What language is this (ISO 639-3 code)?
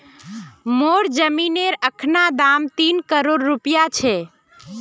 mag